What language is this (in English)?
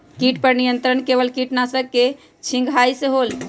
Magahi